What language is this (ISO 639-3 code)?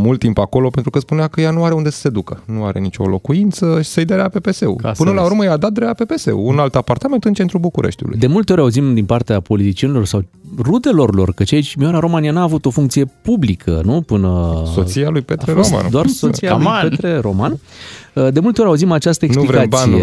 ron